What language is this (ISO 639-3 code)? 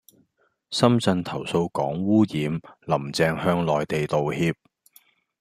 yue